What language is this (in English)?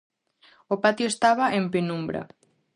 Galician